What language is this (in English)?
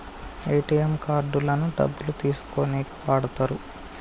Telugu